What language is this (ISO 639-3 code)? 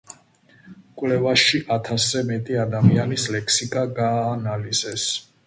kat